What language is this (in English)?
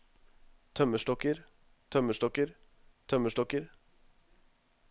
Norwegian